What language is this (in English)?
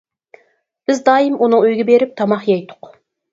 Uyghur